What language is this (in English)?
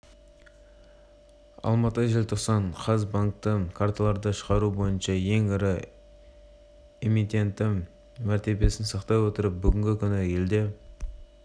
Kazakh